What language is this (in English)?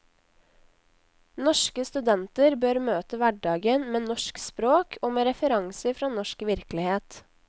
Norwegian